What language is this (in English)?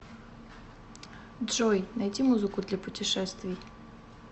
Russian